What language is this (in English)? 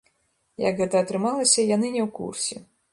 Belarusian